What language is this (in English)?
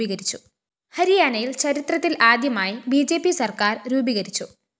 Malayalam